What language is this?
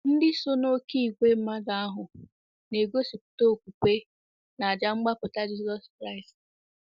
Igbo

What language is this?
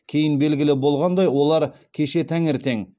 Kazakh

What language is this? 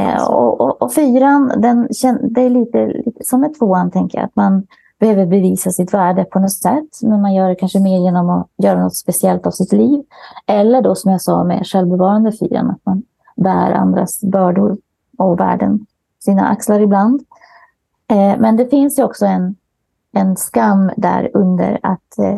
Swedish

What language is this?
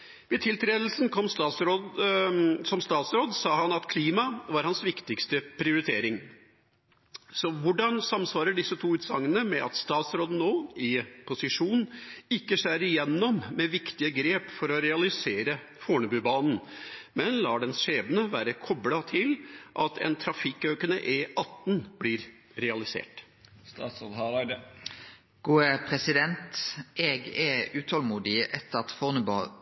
Norwegian Nynorsk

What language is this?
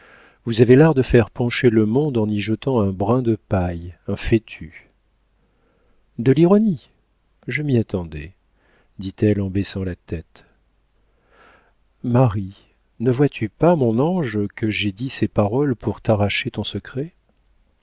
French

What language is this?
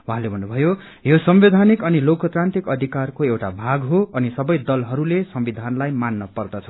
Nepali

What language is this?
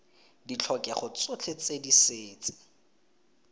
Tswana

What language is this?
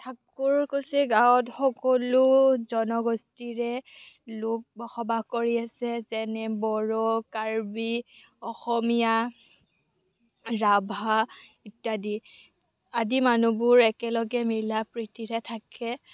Assamese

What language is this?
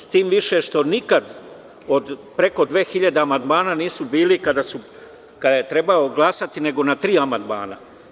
Serbian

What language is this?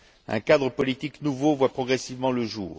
French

